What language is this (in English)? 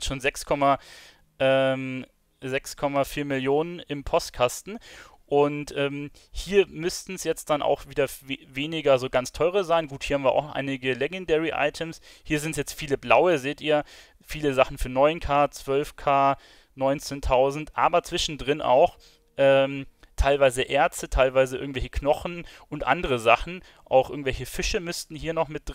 German